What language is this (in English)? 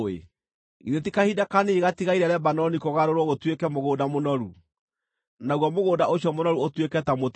Kikuyu